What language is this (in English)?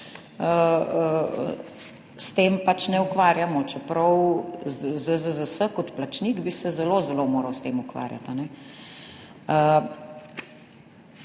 Slovenian